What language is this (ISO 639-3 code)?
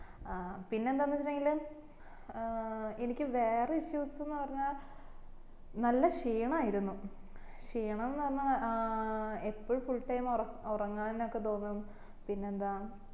mal